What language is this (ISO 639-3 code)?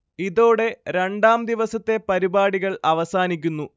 mal